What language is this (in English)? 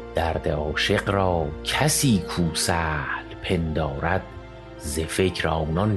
Persian